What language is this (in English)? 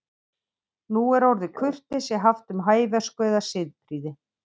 Icelandic